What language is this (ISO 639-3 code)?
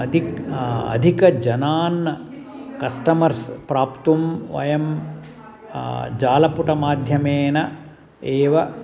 san